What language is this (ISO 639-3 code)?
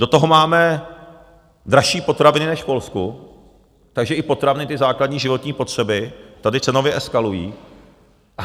ces